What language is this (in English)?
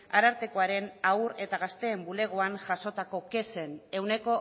Basque